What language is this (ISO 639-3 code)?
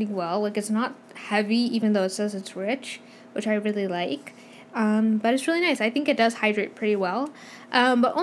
eng